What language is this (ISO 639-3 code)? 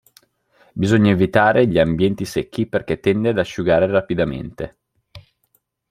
ita